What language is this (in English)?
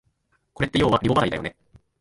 Japanese